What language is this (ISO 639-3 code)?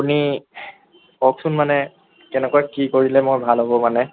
asm